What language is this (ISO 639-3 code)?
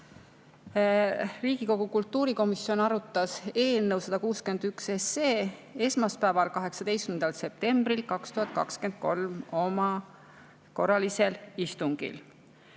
est